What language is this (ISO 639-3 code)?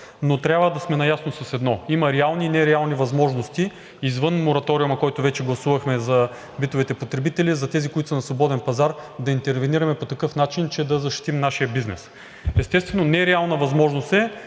bul